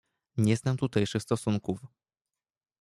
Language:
Polish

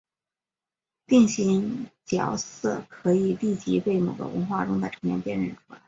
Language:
Chinese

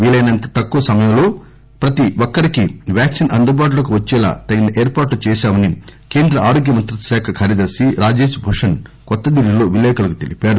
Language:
Telugu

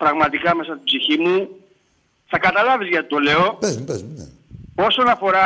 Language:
Greek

